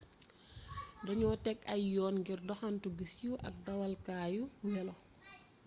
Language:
Wolof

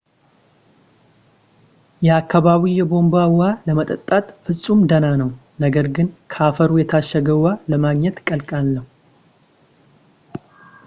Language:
Amharic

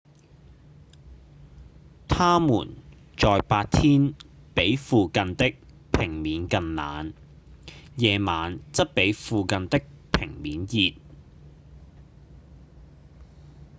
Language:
Cantonese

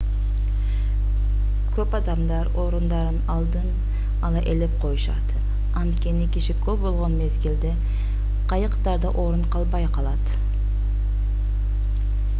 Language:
Kyrgyz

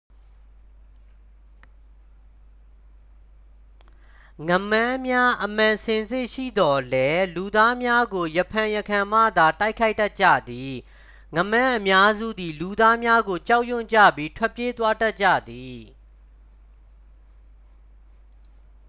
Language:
Burmese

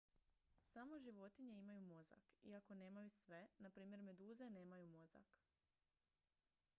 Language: Croatian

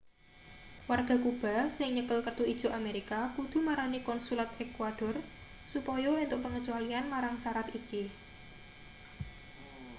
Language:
Javanese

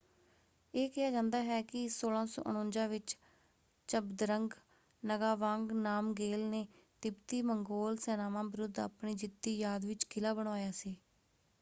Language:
Punjabi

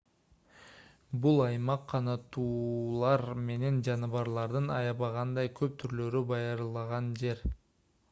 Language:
Kyrgyz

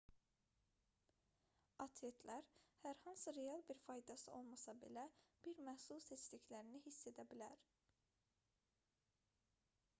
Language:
Azerbaijani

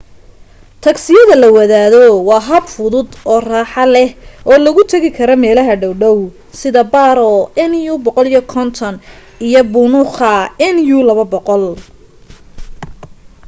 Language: Somali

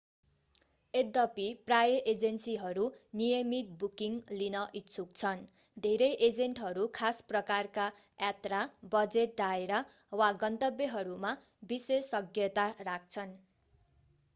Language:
Nepali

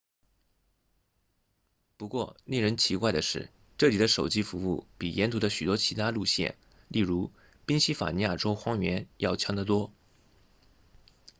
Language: Chinese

